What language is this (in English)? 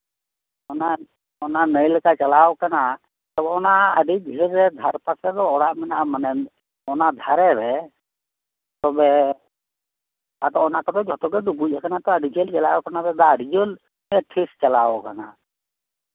Santali